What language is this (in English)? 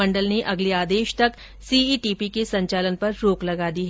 Hindi